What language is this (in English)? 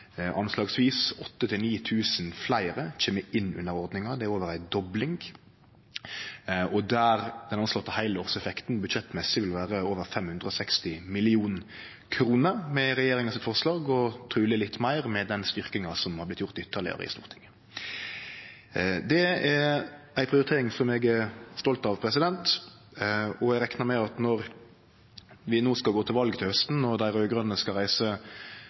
Norwegian Nynorsk